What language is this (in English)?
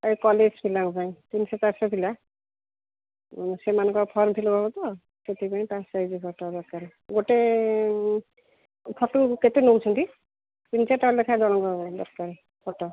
Odia